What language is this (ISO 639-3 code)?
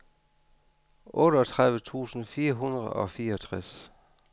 dan